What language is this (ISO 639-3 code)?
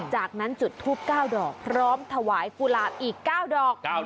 tha